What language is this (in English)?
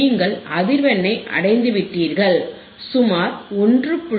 Tamil